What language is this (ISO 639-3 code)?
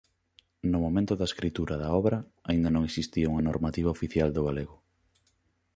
glg